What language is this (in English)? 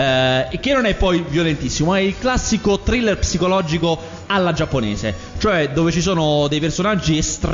Italian